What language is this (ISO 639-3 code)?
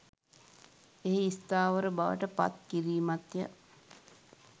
sin